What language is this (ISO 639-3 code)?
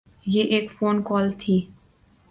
urd